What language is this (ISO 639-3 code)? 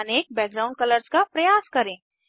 hin